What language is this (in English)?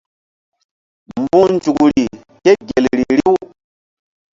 Mbum